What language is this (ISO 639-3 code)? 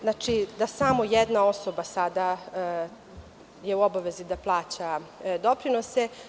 srp